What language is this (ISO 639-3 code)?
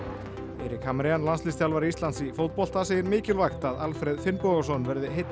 isl